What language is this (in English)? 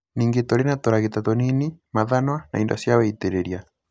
Kikuyu